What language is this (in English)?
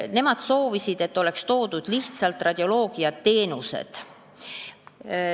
Estonian